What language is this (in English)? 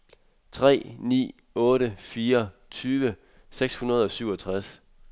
Danish